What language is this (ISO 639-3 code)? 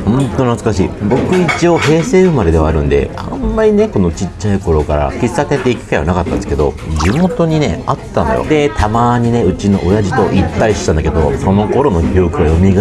jpn